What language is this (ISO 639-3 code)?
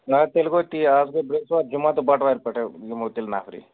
kas